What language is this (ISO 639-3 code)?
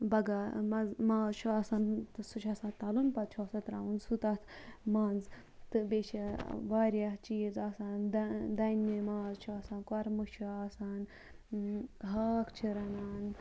kas